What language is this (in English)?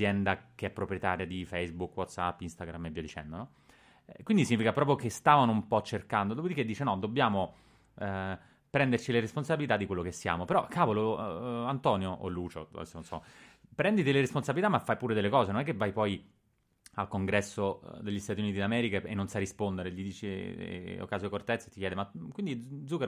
Italian